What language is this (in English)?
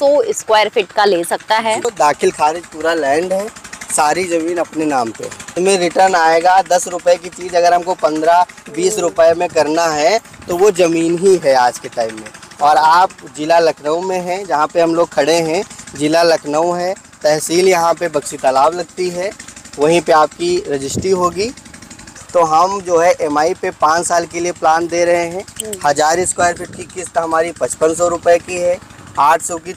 Hindi